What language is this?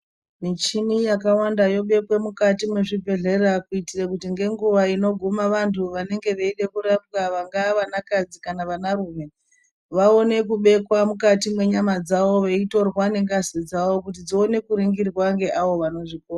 Ndau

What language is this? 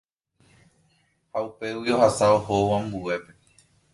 Guarani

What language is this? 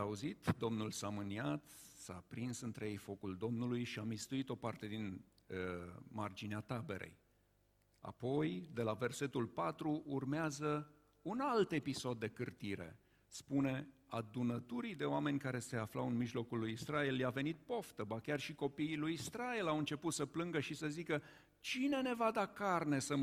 Romanian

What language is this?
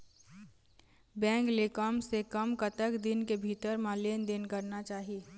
Chhattisgarhi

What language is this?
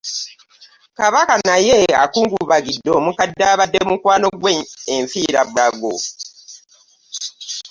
Ganda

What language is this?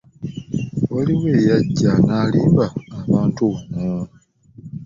Ganda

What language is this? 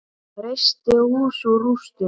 Icelandic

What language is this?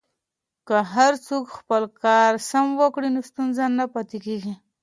Pashto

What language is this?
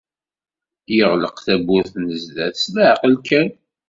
Kabyle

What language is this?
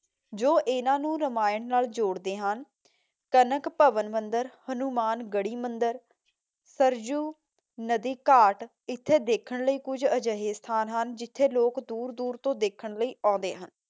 Punjabi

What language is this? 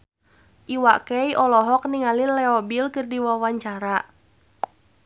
Sundanese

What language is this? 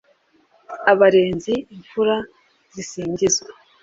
Kinyarwanda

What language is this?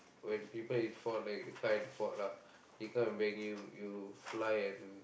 English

